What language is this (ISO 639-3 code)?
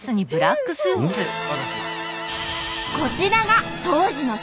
jpn